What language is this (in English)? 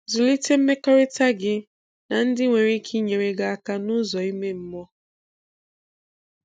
Igbo